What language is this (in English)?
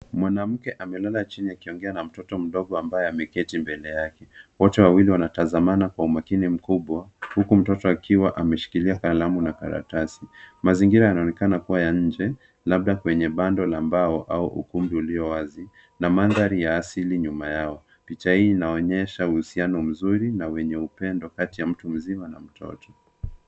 Swahili